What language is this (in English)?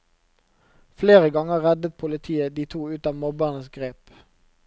Norwegian